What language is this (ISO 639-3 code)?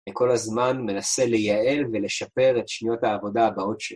heb